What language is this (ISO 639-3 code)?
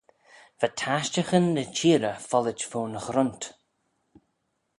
glv